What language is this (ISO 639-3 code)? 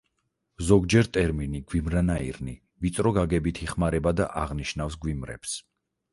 kat